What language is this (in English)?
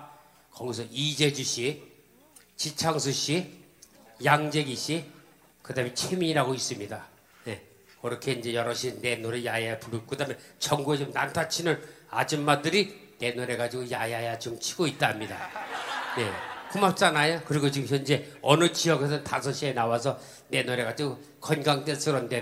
Korean